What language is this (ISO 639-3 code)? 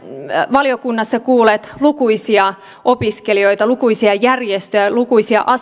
fin